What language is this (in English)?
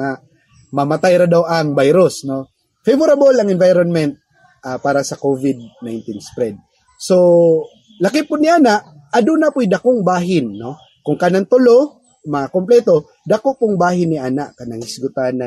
Filipino